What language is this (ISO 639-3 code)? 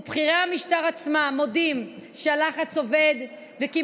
heb